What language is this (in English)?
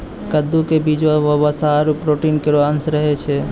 Maithili